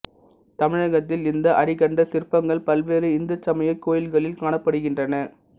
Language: Tamil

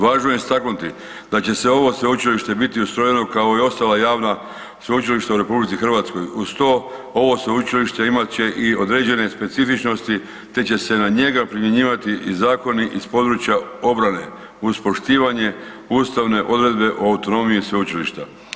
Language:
Croatian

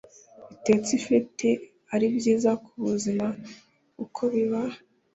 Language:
Kinyarwanda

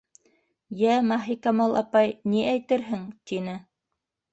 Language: Bashkir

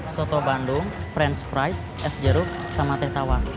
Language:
Indonesian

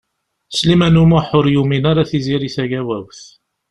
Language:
Kabyle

